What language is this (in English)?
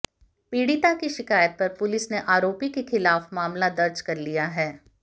Hindi